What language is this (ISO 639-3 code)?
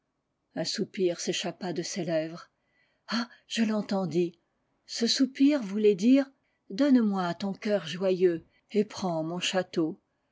fra